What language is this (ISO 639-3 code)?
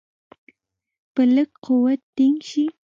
pus